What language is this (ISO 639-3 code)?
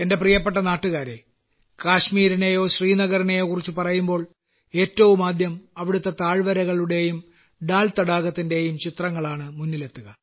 mal